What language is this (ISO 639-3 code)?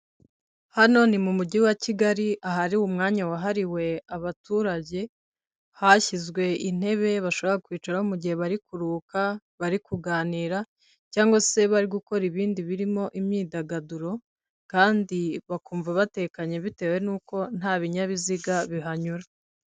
kin